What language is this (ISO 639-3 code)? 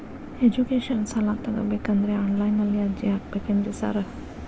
kan